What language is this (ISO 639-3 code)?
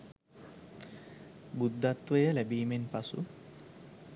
sin